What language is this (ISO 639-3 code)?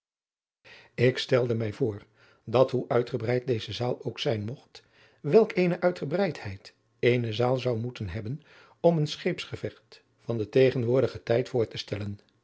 nld